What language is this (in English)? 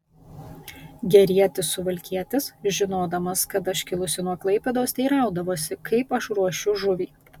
Lithuanian